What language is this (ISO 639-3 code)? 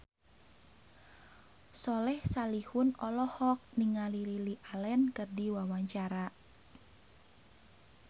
sun